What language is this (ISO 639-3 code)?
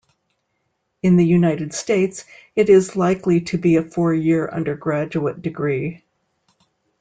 eng